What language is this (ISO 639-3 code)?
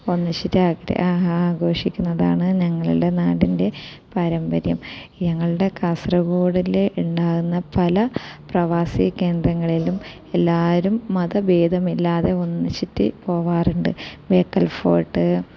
mal